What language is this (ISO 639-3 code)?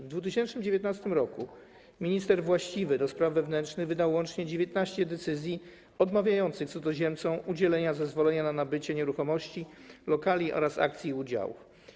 pol